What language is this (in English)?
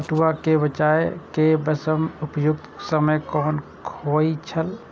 Maithili